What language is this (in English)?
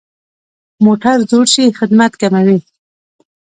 Pashto